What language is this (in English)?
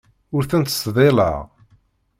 Kabyle